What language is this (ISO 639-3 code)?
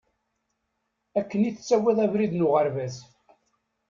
kab